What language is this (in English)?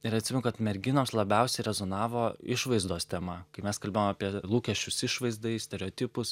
Lithuanian